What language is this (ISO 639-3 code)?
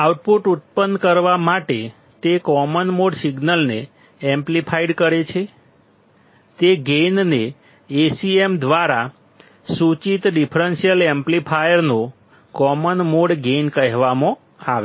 guj